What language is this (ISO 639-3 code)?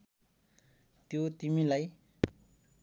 nep